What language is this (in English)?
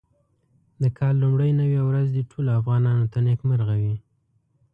Pashto